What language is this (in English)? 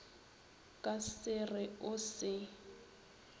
Northern Sotho